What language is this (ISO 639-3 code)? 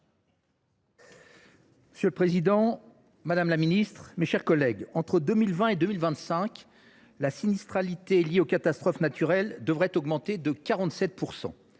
fra